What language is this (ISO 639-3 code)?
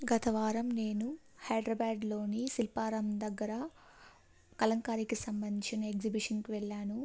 tel